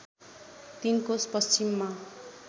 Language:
Nepali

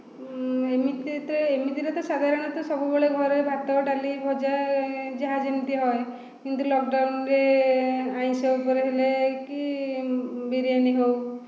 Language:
Odia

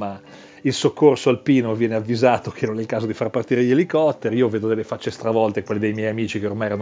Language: Italian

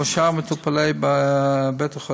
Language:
Hebrew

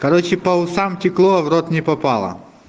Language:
Russian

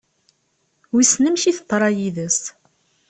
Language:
Kabyle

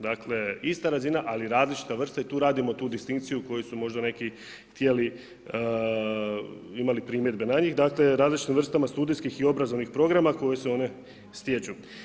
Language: Croatian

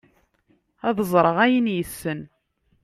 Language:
Kabyle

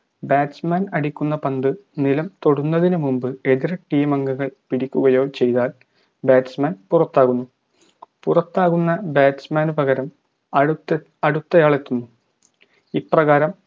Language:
Malayalam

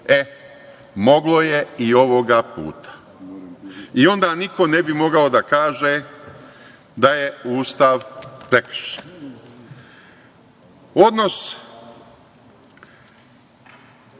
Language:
Serbian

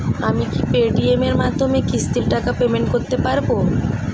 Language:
Bangla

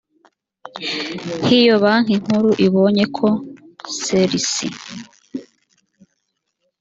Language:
Kinyarwanda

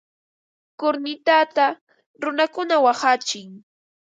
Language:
Ambo-Pasco Quechua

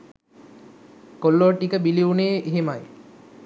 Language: Sinhala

